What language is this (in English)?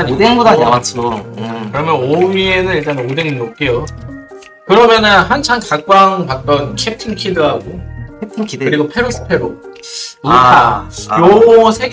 Korean